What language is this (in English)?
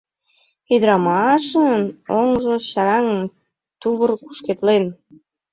Mari